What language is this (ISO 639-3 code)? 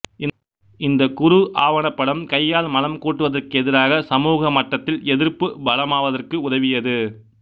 tam